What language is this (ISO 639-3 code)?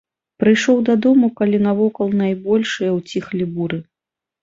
bel